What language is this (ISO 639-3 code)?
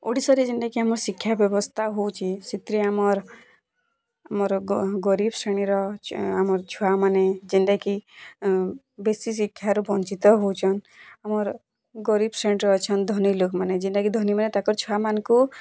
ori